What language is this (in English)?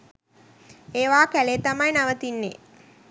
Sinhala